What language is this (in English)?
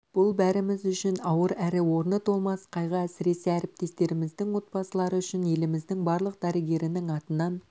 Kazakh